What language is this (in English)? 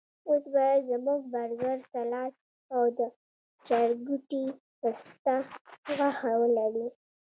Pashto